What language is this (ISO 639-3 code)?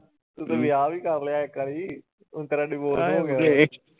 pan